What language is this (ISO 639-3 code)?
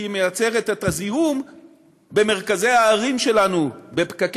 heb